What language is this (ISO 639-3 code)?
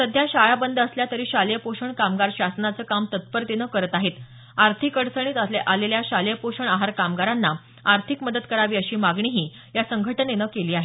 mar